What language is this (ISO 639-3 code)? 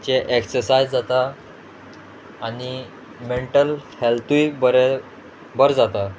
kok